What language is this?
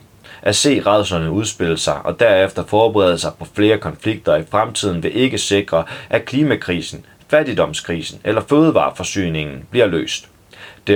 Danish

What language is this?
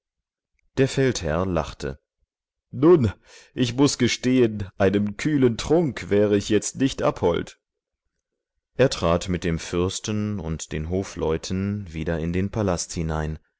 German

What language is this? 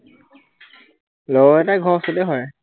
Assamese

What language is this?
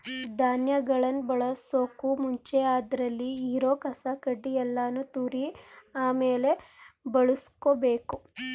Kannada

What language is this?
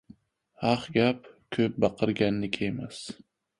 Uzbek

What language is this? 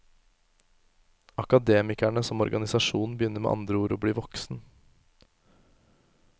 Norwegian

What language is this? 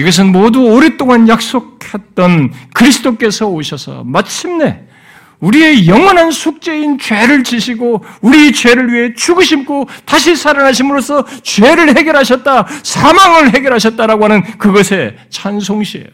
Korean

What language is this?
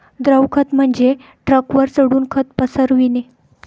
Marathi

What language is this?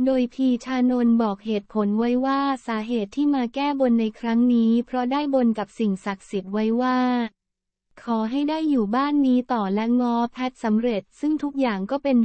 Thai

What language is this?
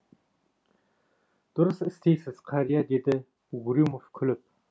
Kazakh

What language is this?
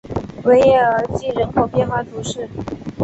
Chinese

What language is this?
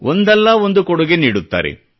Kannada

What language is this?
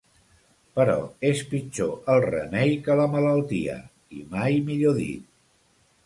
Catalan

